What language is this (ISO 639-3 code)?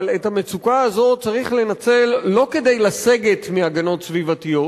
heb